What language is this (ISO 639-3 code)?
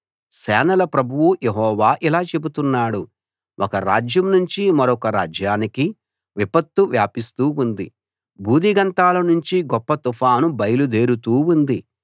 tel